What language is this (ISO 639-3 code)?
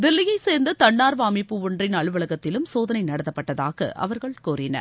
tam